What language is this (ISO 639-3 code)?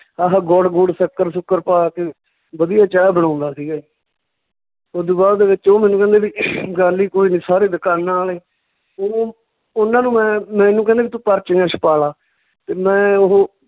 pan